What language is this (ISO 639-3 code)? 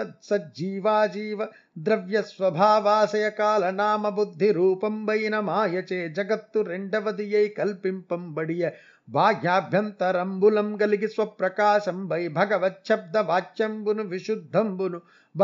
tel